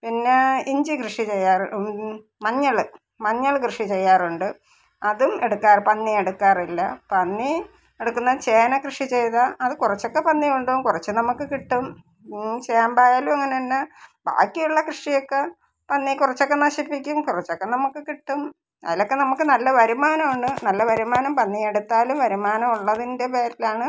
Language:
Malayalam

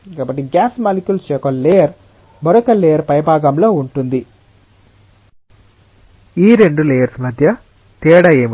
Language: Telugu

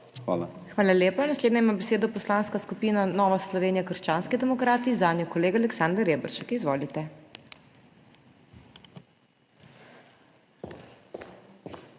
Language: Slovenian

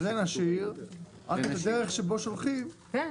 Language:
Hebrew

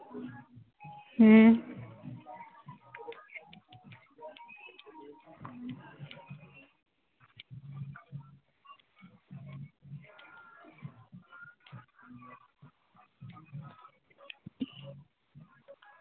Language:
Santali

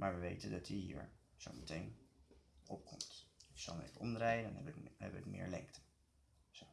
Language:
Dutch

